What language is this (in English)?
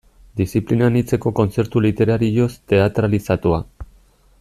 Basque